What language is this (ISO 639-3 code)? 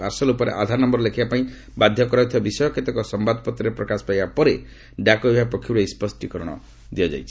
ori